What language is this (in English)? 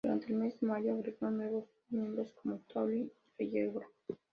Spanish